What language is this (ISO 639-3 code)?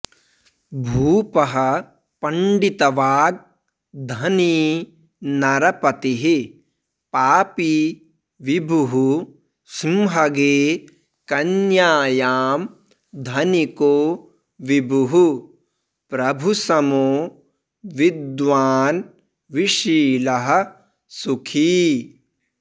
san